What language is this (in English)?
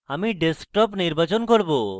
Bangla